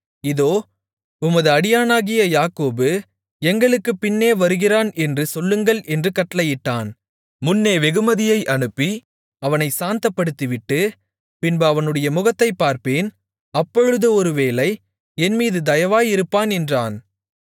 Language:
Tamil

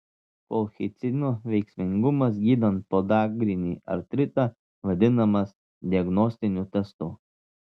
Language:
Lithuanian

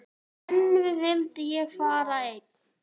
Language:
Icelandic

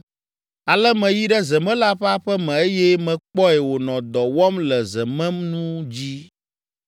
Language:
Ewe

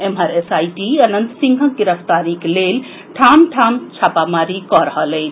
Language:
Maithili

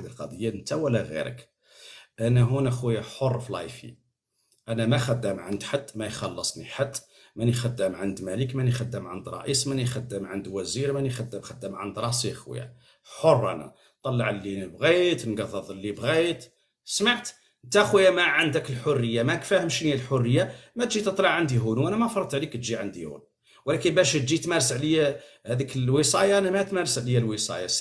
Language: Arabic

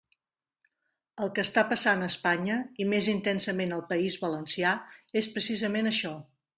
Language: Catalan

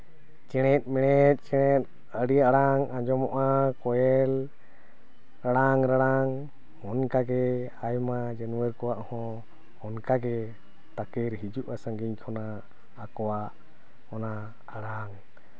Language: Santali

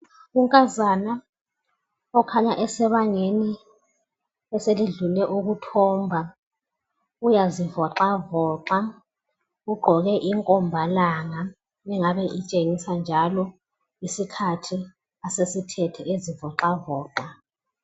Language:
North Ndebele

